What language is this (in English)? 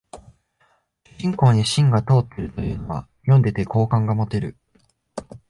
Japanese